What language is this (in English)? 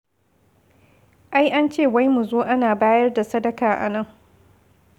Hausa